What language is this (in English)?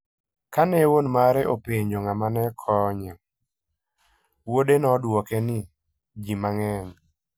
Luo (Kenya and Tanzania)